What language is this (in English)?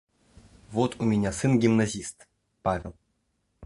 Russian